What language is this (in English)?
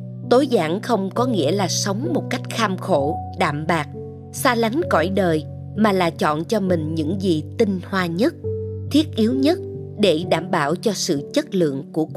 Vietnamese